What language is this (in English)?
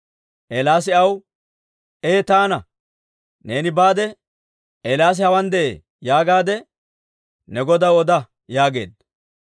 Dawro